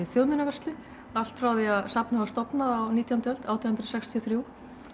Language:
Icelandic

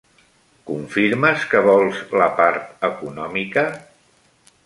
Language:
Catalan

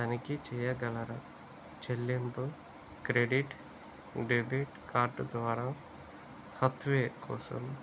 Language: Telugu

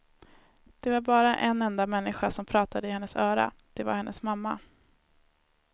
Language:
Swedish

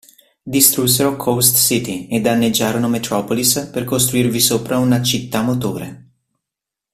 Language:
Italian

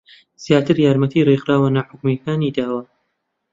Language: Central Kurdish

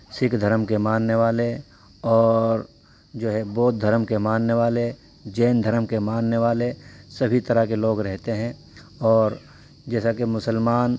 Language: Urdu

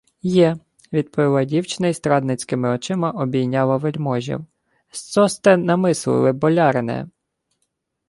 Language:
Ukrainian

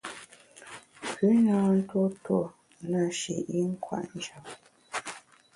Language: Bamun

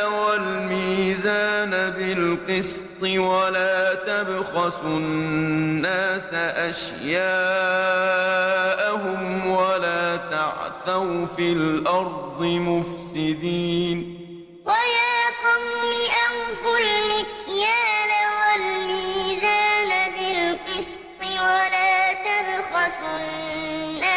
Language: Arabic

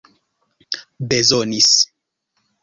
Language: Esperanto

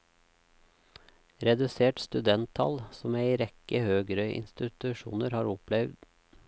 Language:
Norwegian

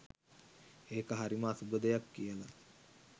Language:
Sinhala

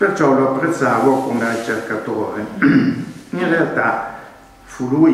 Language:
Italian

